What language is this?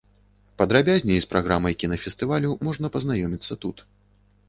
Belarusian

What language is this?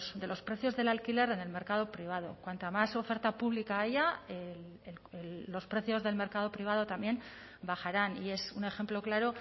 Spanish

